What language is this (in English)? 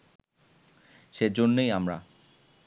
Bangla